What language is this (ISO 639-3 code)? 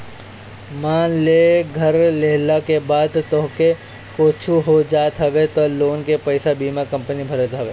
bho